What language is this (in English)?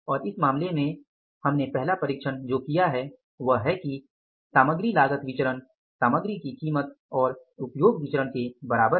Hindi